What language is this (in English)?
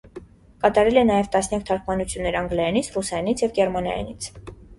Armenian